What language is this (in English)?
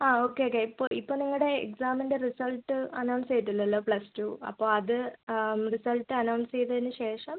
Malayalam